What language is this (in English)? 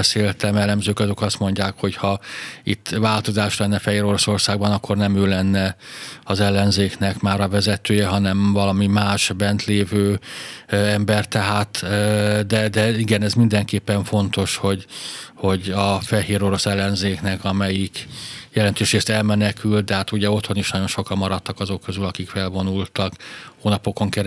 Hungarian